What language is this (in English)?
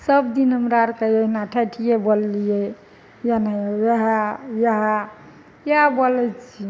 Maithili